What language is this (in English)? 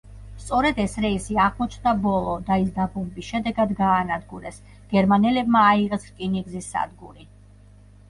Georgian